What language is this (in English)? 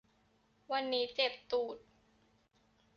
Thai